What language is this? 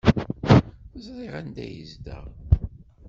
Kabyle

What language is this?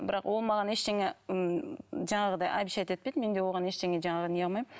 Kazakh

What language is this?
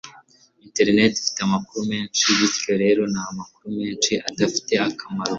Kinyarwanda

